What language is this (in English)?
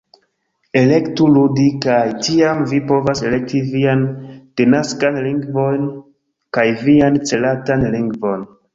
Esperanto